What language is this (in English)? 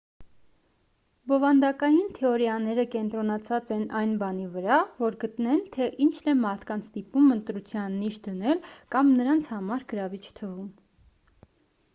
Armenian